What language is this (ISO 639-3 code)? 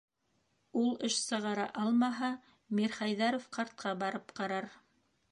bak